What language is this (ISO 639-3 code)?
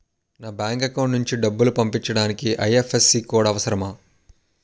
tel